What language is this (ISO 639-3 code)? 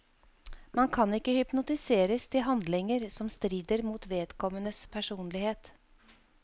nor